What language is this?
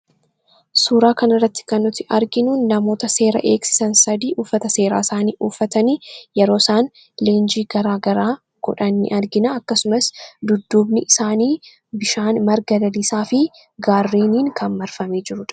Oromo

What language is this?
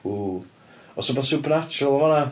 Welsh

